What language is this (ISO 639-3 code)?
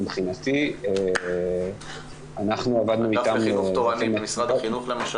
heb